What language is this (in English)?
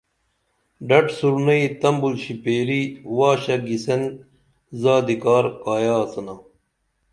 Dameli